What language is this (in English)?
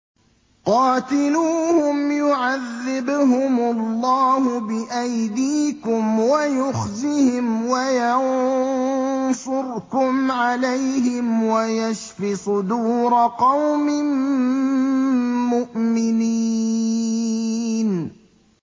Arabic